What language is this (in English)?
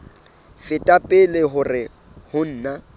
Southern Sotho